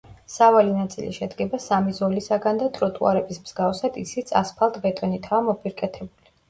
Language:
Georgian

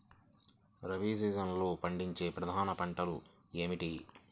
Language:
Telugu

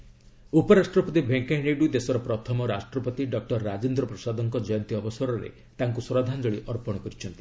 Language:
Odia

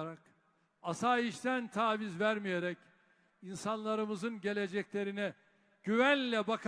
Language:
Turkish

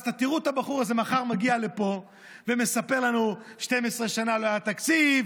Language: Hebrew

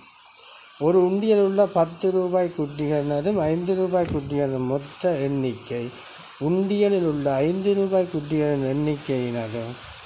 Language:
Tamil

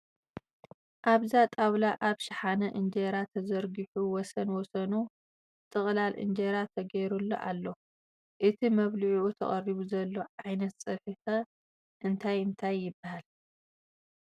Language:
Tigrinya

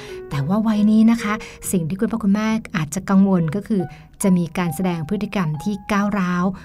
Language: Thai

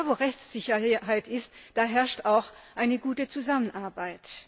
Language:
German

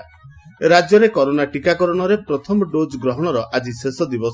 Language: Odia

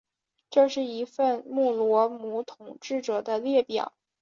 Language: Chinese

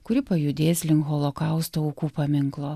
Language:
Lithuanian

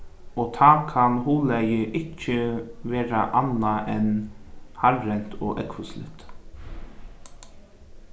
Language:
Faroese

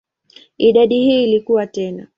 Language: Swahili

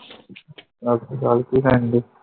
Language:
Punjabi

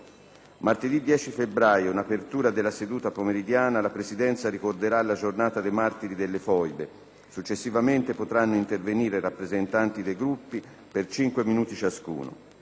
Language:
Italian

